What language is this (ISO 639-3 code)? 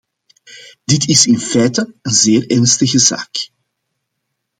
nld